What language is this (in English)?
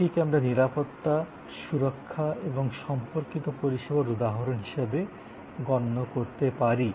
Bangla